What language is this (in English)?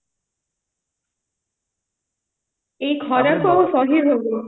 Odia